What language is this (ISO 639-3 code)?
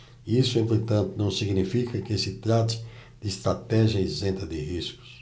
por